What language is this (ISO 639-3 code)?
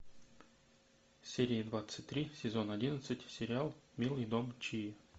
rus